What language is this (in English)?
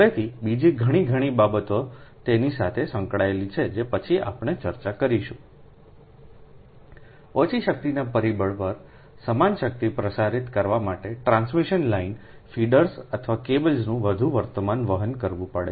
Gujarati